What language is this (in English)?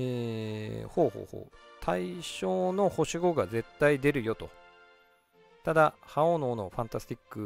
Japanese